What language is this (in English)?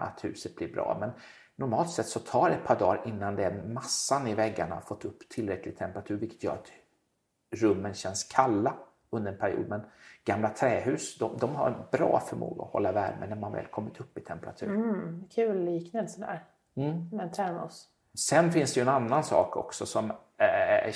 Swedish